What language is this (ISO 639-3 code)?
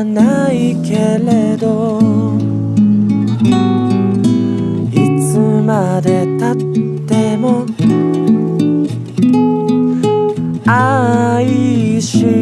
kor